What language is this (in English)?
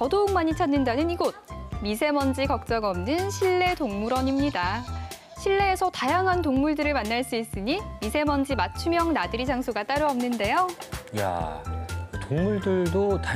Korean